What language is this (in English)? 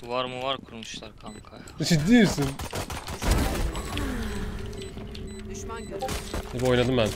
Turkish